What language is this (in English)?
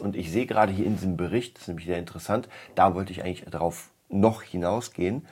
German